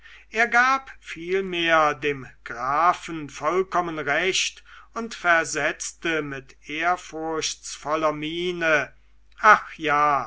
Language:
German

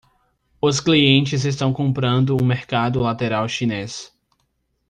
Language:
Portuguese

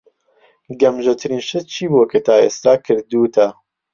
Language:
Central Kurdish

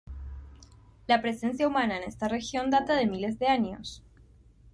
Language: Spanish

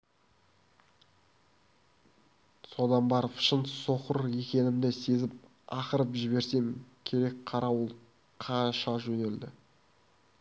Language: Kazakh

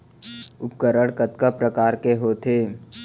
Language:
Chhattisgarhi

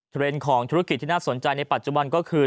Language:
Thai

